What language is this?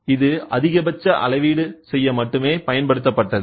Tamil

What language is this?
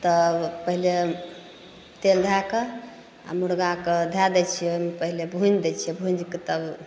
Maithili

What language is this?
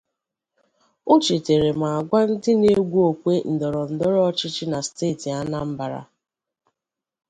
Igbo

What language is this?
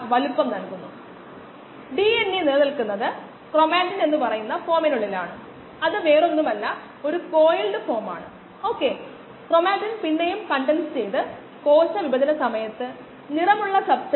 Malayalam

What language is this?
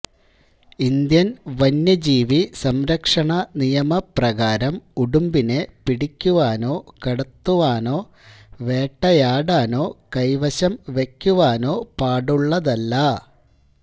Malayalam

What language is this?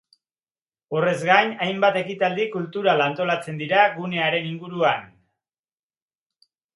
Basque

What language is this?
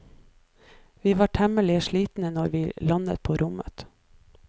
Norwegian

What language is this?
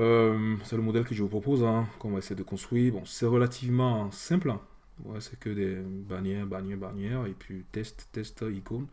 French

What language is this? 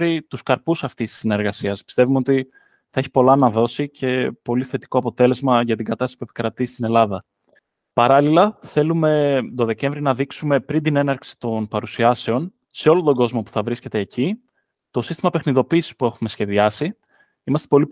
Greek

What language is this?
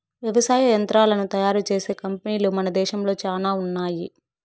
Telugu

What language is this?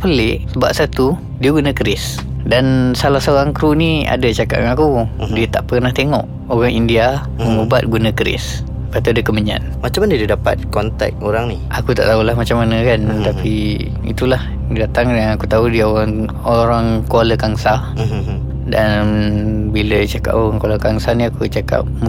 Malay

